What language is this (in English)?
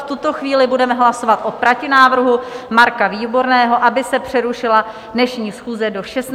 Czech